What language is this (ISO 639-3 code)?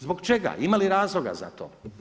hrv